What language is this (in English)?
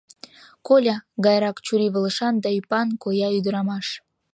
Mari